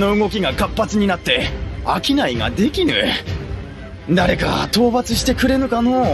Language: Japanese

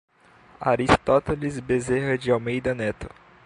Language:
Portuguese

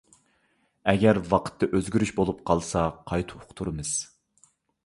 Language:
Uyghur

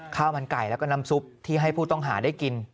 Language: Thai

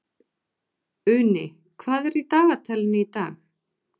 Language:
Icelandic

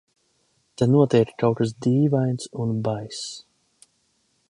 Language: Latvian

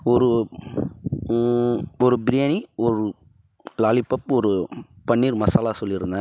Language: Tamil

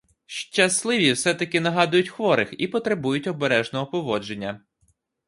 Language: Ukrainian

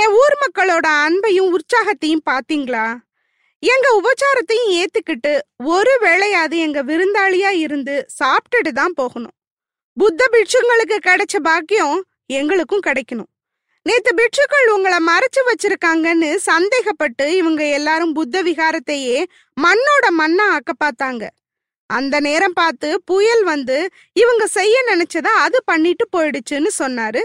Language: Tamil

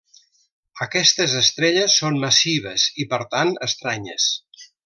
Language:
Catalan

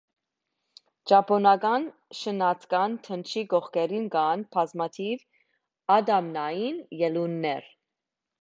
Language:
Armenian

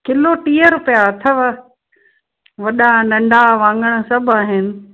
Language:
Sindhi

